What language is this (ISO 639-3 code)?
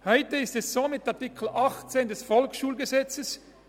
gsw